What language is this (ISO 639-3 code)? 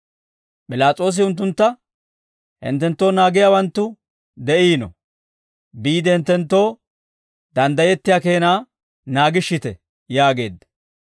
dwr